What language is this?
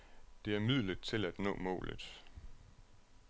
Danish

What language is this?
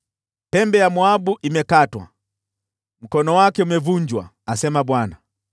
Swahili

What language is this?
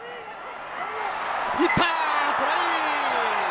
Japanese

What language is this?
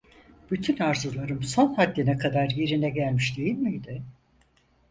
Turkish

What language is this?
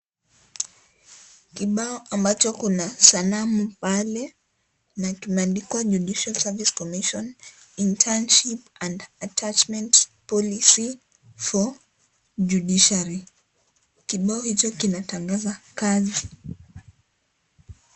Swahili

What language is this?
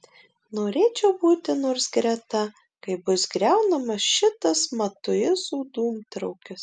Lithuanian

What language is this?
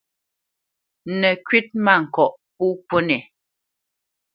Bamenyam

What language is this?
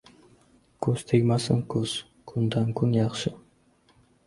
Uzbek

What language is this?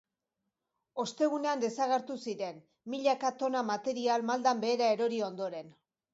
Basque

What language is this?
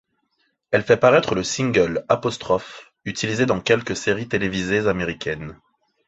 French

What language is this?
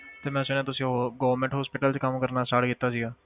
Punjabi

